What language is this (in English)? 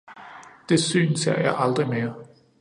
Danish